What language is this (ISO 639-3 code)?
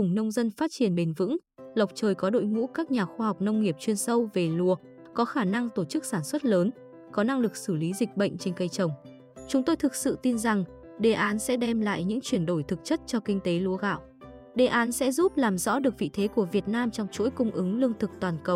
vie